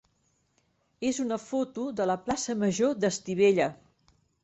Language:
Catalan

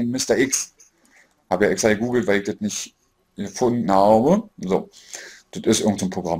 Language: German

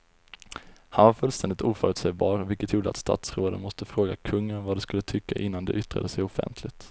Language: Swedish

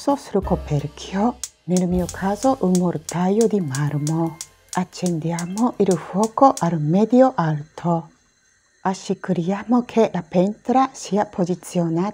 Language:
Italian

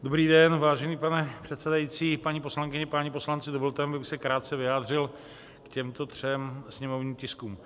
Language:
Czech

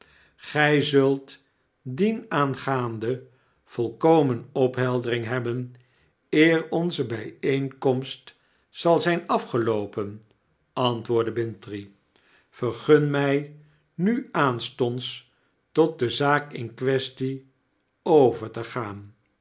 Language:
Dutch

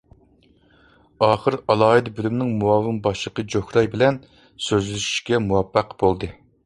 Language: Uyghur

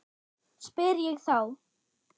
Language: Icelandic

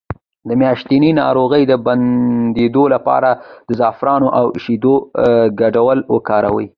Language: Pashto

